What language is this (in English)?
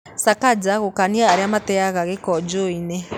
Kikuyu